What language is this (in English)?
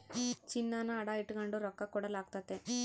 Kannada